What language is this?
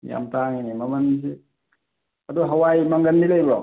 Manipuri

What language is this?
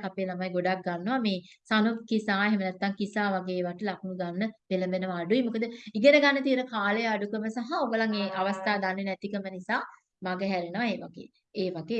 Turkish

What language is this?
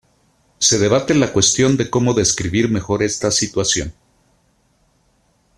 Spanish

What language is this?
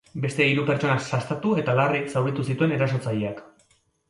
Basque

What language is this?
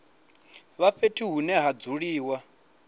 Venda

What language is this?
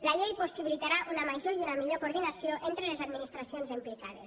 Catalan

